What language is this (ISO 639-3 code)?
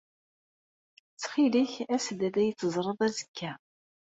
kab